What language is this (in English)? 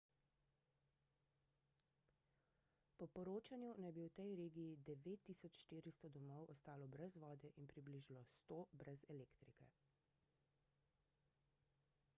Slovenian